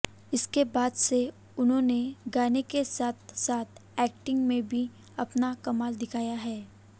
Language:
Hindi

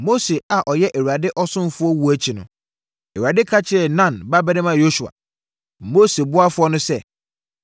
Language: Akan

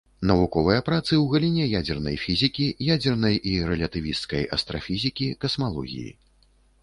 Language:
Belarusian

